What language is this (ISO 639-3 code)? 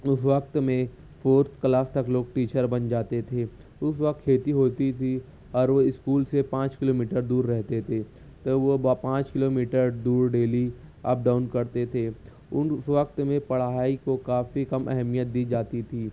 urd